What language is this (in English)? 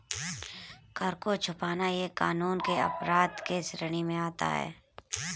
Hindi